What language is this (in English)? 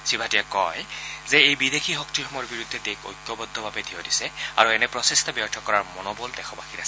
Assamese